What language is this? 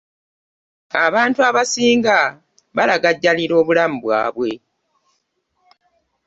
Ganda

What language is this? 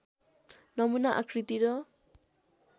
Nepali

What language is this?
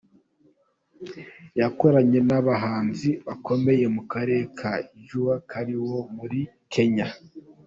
Kinyarwanda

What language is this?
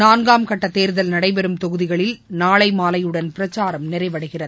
Tamil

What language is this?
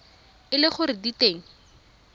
Tswana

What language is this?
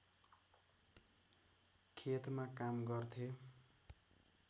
Nepali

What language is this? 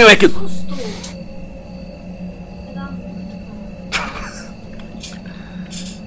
Portuguese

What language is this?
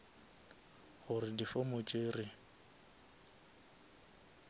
Northern Sotho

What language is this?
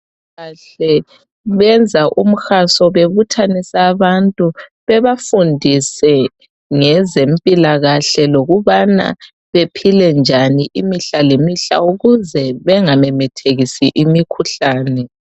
North Ndebele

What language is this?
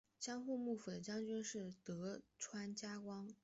Chinese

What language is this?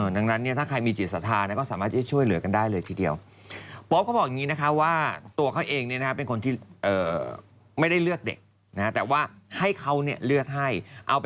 Thai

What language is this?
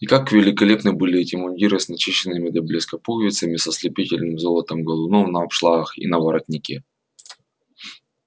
Russian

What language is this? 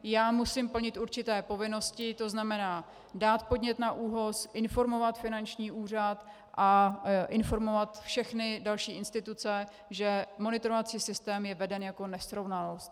Czech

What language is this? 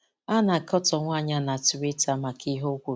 Igbo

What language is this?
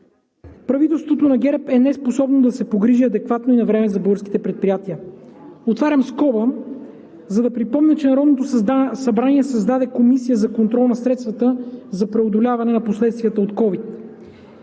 Bulgarian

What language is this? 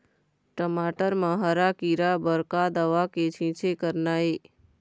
Chhattisgarhi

